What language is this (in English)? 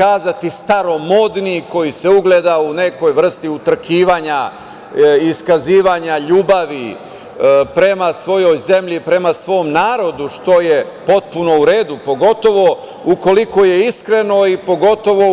Serbian